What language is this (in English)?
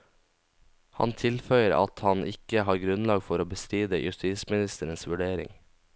Norwegian